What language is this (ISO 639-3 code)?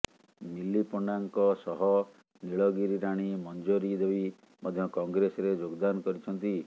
ori